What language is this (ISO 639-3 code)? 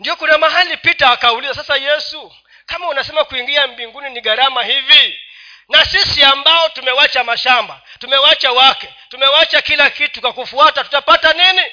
swa